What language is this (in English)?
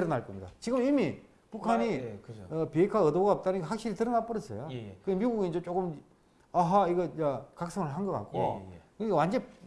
Korean